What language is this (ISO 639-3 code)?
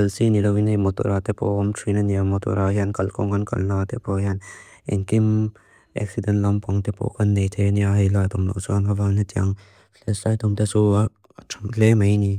lus